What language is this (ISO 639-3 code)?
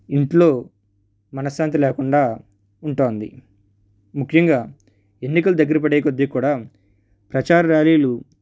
tel